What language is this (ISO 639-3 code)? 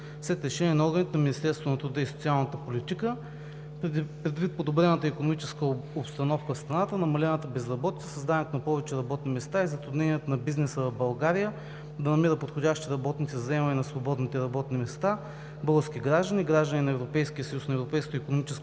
bul